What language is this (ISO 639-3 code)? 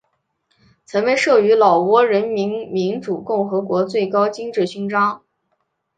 zho